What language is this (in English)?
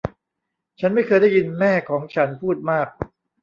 Thai